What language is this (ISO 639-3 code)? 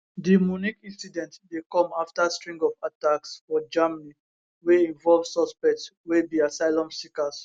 pcm